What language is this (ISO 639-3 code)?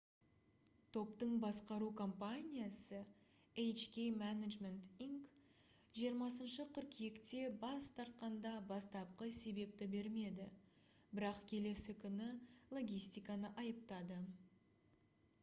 kaz